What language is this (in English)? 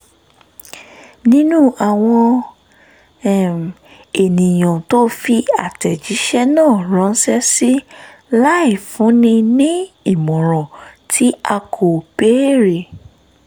Yoruba